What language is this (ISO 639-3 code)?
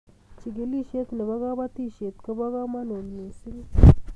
kln